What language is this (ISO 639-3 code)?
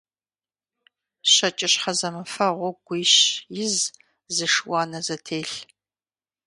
kbd